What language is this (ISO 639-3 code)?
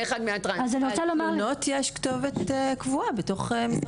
heb